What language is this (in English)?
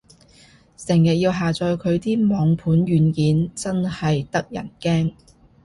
Cantonese